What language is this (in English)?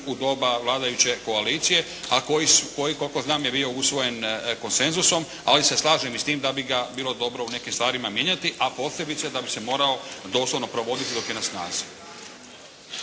Croatian